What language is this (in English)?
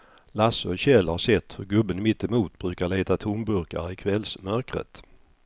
Swedish